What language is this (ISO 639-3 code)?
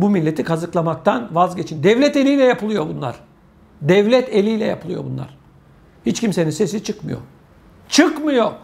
tur